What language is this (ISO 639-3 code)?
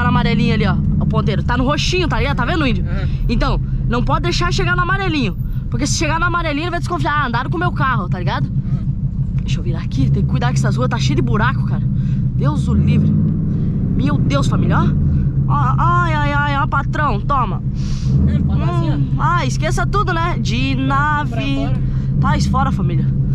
por